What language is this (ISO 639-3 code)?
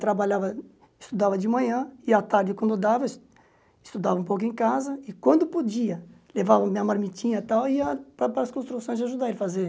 por